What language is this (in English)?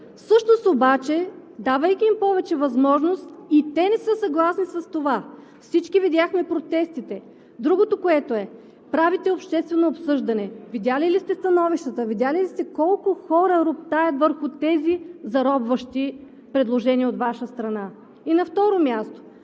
Bulgarian